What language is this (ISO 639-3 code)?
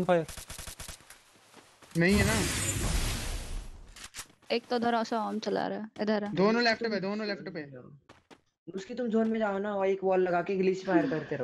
hin